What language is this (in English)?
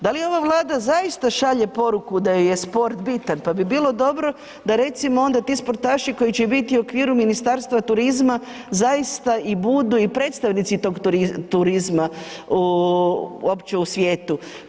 Croatian